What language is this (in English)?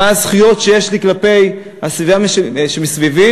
Hebrew